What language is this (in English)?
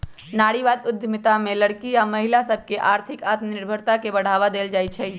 Magahi